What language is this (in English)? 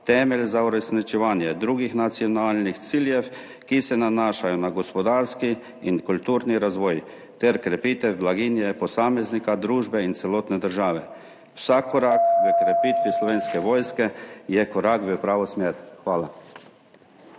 Slovenian